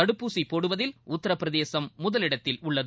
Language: Tamil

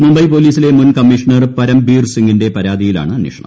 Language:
Malayalam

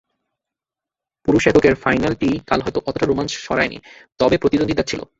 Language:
Bangla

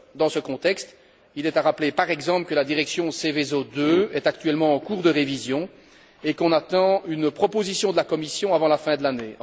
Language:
French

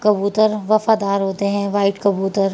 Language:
Urdu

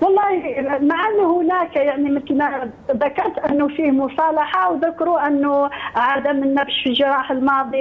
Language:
Arabic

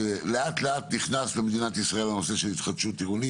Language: Hebrew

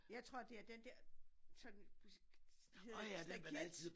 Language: Danish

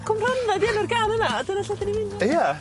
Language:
Welsh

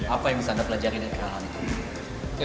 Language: Indonesian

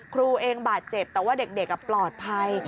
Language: Thai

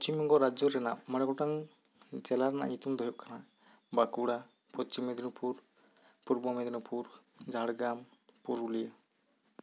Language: Santali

